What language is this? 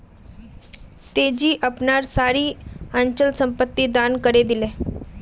Magahi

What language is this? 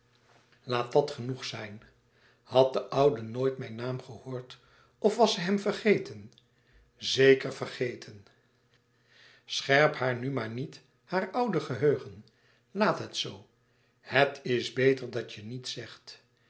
Dutch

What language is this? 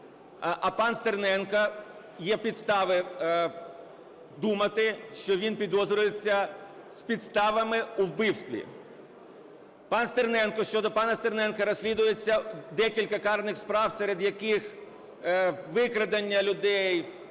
Ukrainian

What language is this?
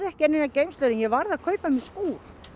Icelandic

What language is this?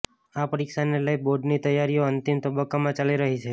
Gujarati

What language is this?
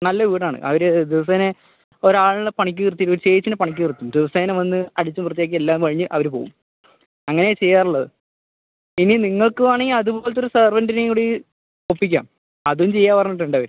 Malayalam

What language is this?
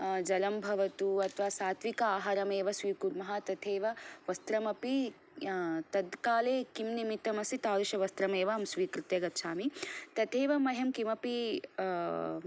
Sanskrit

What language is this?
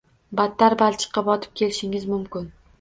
Uzbek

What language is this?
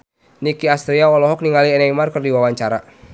Sundanese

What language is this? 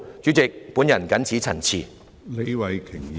Cantonese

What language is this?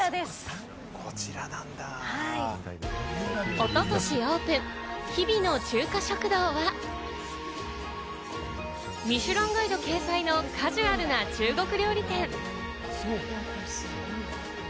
Japanese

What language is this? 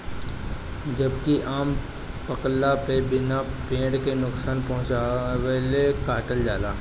Bhojpuri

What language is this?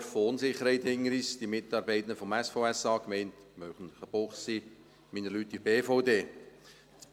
Swiss German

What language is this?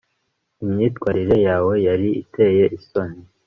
Kinyarwanda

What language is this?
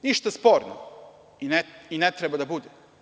Serbian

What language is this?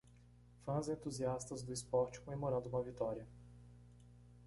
Portuguese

